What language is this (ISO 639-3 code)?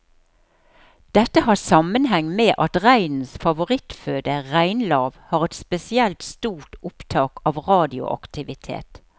nor